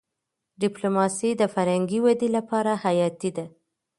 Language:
Pashto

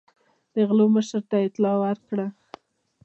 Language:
Pashto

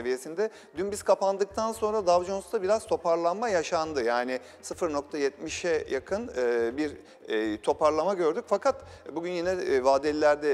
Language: Turkish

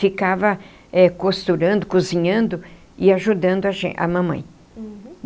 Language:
Portuguese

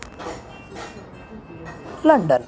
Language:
Sanskrit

